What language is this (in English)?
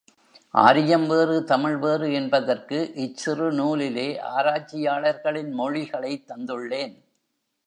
Tamil